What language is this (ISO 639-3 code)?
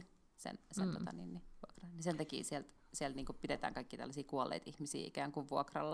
fin